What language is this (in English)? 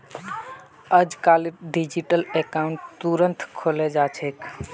Magahi